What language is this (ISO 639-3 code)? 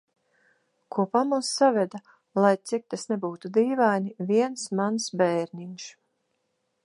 lav